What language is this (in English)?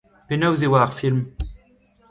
Breton